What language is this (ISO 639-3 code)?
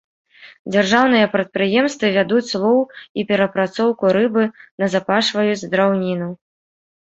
bel